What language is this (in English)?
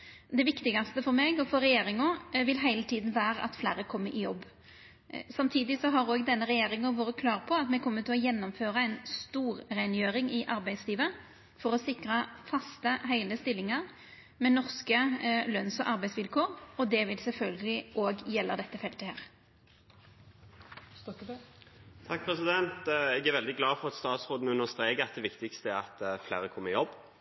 Norwegian Nynorsk